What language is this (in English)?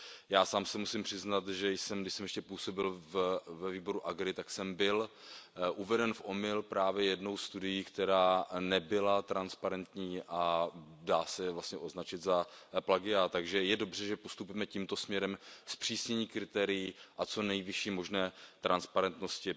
Czech